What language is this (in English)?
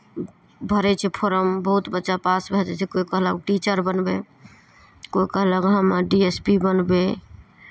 Maithili